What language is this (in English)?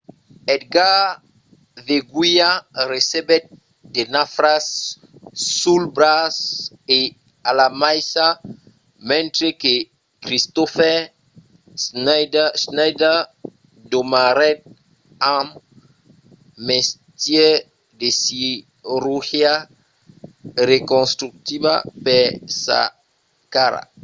Occitan